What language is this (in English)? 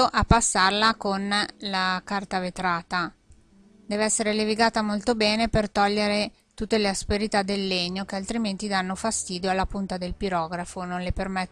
Italian